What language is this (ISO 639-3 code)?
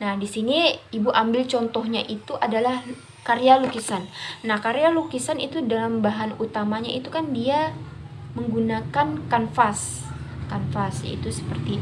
ind